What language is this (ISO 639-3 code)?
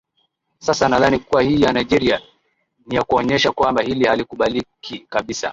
swa